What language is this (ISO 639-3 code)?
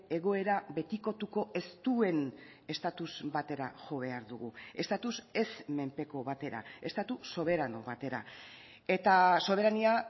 eus